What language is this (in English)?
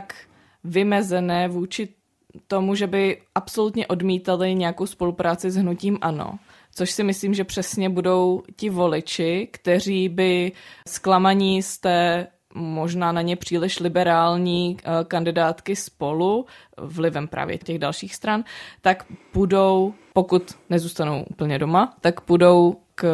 Czech